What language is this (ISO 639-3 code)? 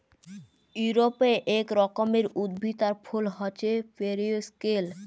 ben